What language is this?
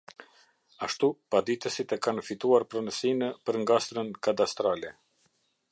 Albanian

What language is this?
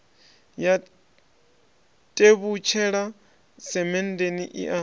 Venda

